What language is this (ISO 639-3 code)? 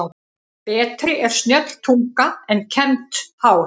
isl